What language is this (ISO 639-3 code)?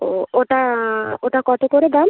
ben